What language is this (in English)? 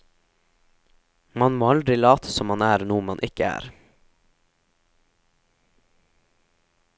Norwegian